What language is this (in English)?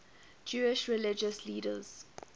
English